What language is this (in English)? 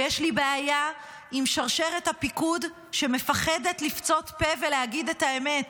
Hebrew